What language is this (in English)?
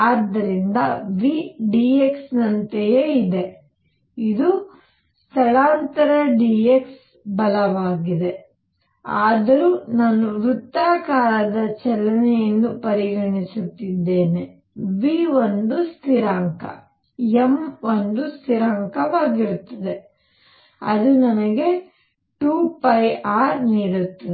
Kannada